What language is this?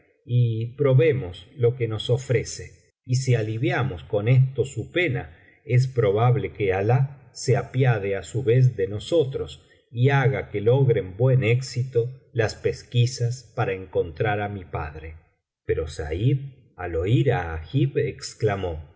Spanish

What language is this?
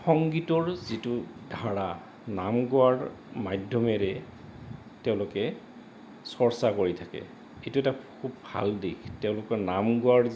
Assamese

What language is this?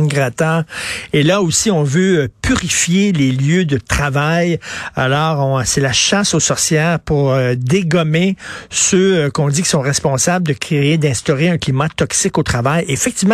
French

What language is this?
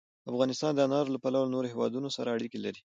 Pashto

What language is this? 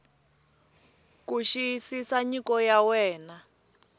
Tsonga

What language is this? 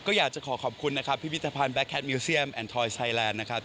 Thai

